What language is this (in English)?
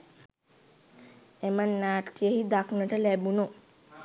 Sinhala